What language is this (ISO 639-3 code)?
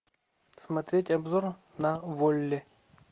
rus